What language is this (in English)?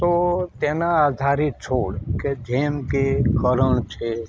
Gujarati